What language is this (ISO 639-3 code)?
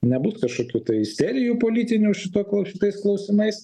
lit